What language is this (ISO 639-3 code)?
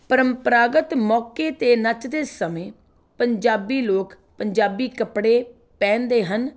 pan